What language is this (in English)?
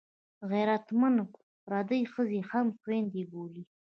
Pashto